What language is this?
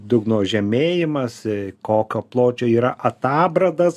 Lithuanian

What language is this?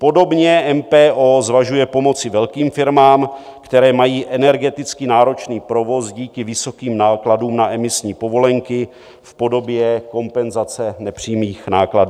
Czech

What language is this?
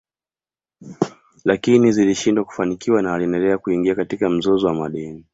Swahili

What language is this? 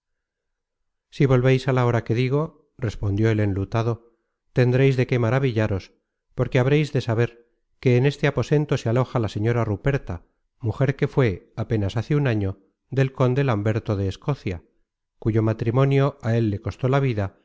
Spanish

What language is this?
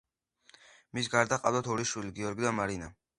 Georgian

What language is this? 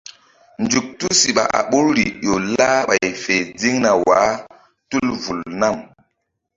Mbum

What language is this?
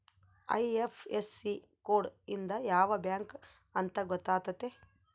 Kannada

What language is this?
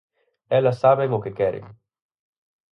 Galician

